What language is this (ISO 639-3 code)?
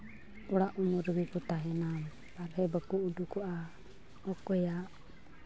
sat